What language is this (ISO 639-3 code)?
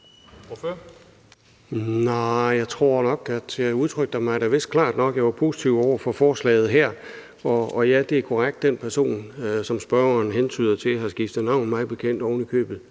dan